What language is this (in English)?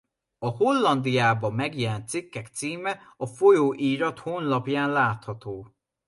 Hungarian